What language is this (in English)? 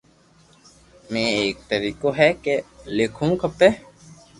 Loarki